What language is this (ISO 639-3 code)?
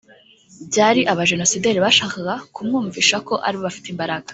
kin